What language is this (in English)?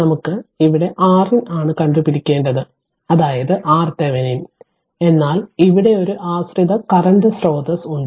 Malayalam